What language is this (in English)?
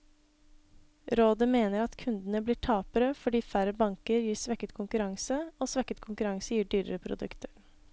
Norwegian